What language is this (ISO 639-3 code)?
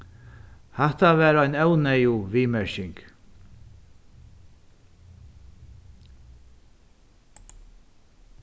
fao